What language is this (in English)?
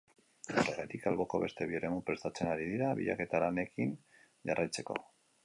Basque